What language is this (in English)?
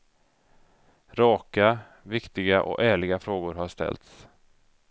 Swedish